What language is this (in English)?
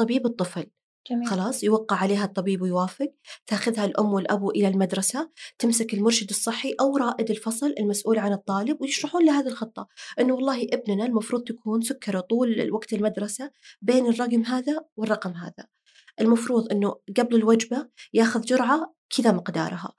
Arabic